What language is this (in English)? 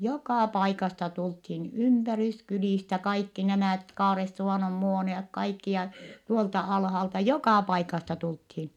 Finnish